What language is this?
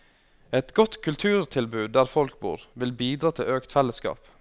Norwegian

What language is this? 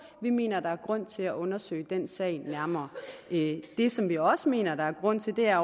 Danish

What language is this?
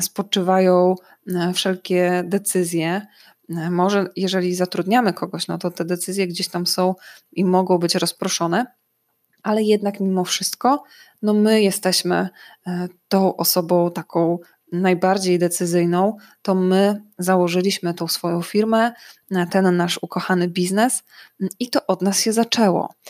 Polish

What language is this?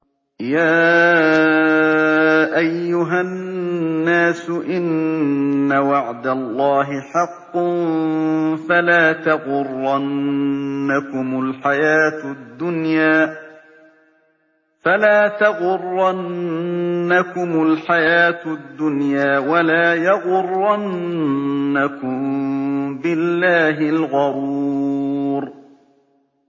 Arabic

